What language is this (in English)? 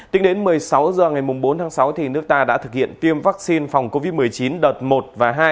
Vietnamese